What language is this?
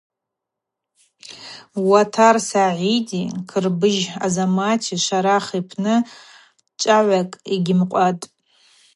Abaza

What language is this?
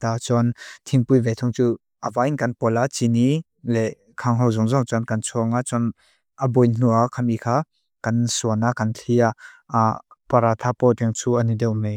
Mizo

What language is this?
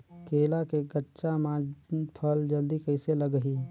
Chhattisgarhi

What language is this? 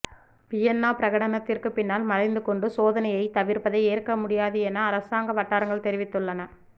Tamil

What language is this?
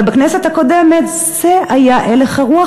Hebrew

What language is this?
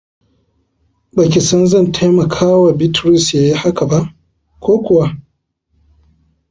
Hausa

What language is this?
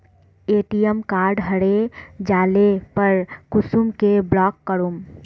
Magahi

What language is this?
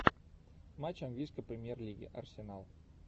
Russian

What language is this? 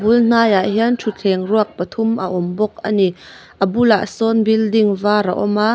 Mizo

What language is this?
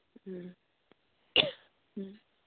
Manipuri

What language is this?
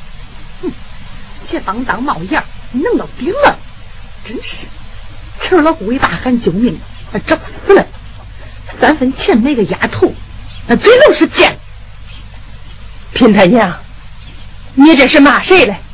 Chinese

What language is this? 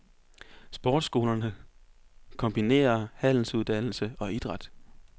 Danish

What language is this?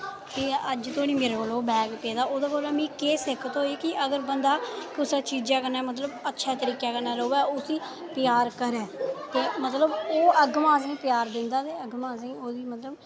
Dogri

